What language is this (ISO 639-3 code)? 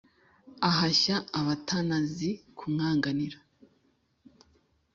kin